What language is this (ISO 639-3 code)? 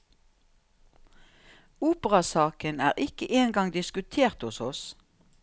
nor